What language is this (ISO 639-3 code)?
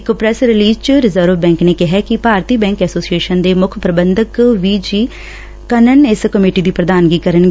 pan